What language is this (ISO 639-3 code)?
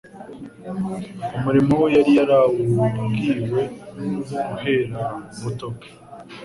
kin